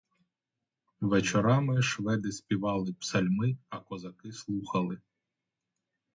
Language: Ukrainian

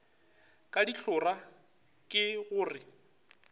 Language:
Northern Sotho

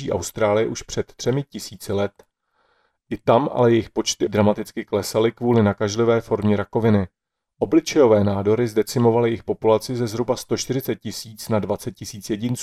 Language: Czech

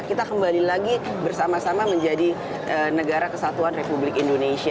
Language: Indonesian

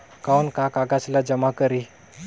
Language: Chhattisgarhi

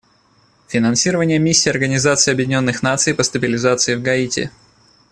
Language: Russian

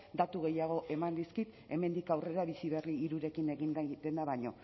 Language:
Basque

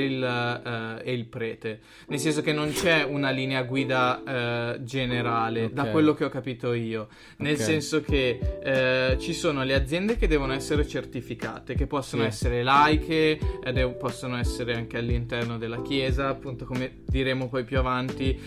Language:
Italian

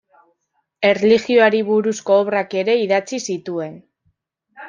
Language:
Basque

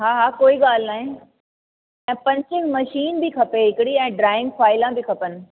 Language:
Sindhi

